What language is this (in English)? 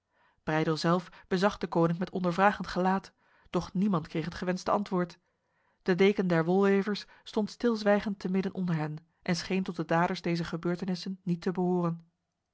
Dutch